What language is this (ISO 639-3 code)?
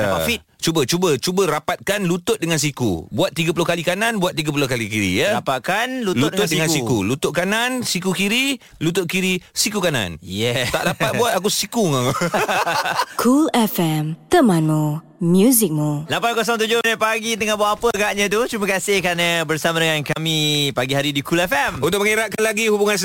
msa